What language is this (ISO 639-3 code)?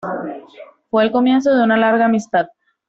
spa